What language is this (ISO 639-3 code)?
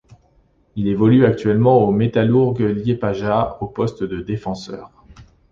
fra